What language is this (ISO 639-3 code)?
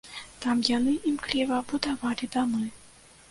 bel